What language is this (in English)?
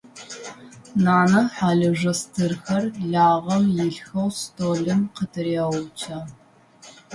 Adyghe